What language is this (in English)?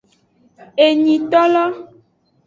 Aja (Benin)